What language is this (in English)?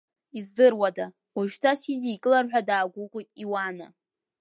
Abkhazian